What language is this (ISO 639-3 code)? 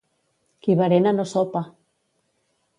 cat